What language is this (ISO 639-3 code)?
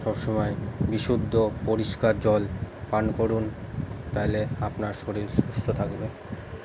ben